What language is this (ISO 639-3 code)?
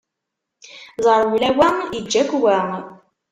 kab